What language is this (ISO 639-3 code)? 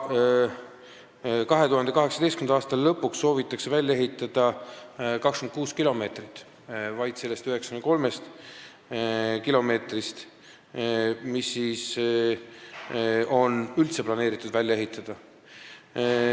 est